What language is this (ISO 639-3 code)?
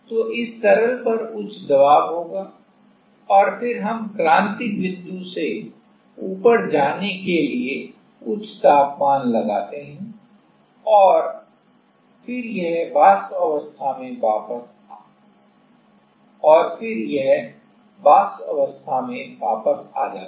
hin